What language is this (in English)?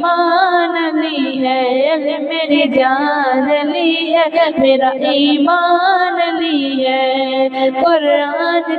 Arabic